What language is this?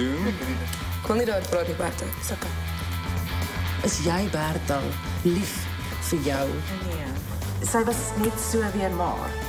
Dutch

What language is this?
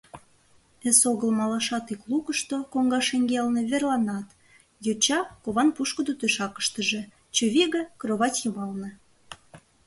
Mari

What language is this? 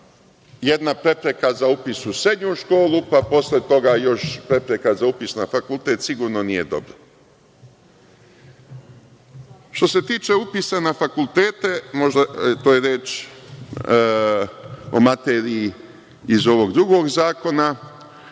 Serbian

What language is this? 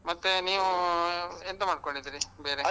Kannada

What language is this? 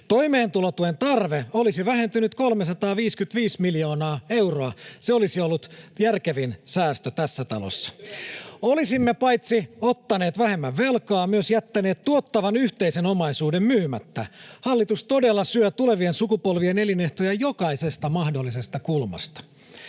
Finnish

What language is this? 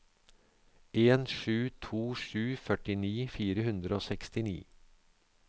Norwegian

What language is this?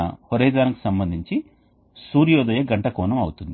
Telugu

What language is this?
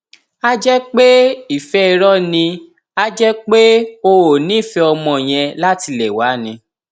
Yoruba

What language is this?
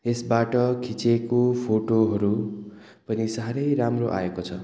Nepali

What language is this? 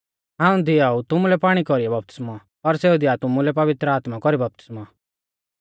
Mahasu Pahari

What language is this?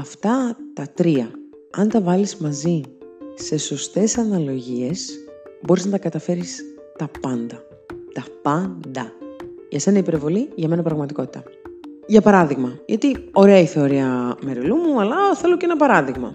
Greek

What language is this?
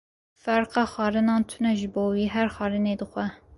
Kurdish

